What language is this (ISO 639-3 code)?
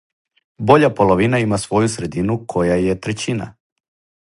srp